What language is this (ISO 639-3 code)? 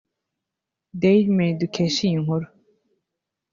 kin